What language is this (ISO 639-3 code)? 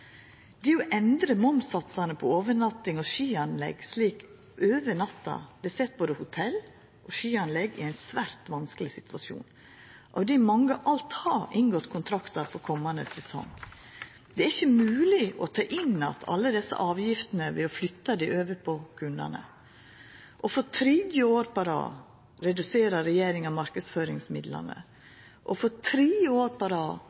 nno